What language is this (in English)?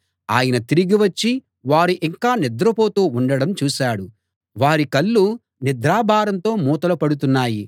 Telugu